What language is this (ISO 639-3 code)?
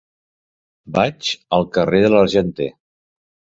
cat